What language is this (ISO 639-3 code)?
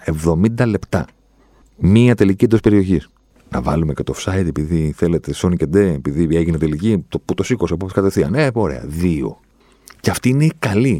ell